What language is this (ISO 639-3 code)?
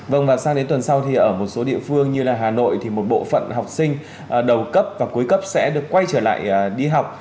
vie